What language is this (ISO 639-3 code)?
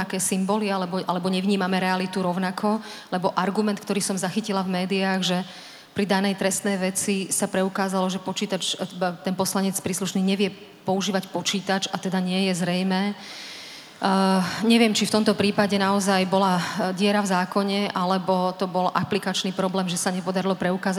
slk